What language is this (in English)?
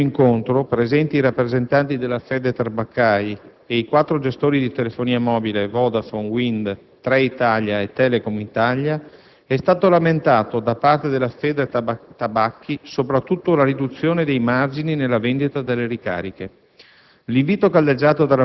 Italian